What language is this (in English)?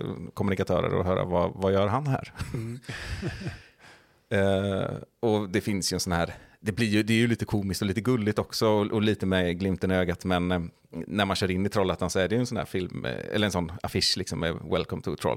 Swedish